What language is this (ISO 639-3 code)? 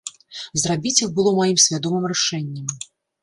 bel